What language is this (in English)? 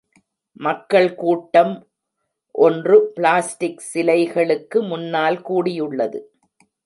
Tamil